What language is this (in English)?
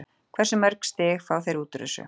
Icelandic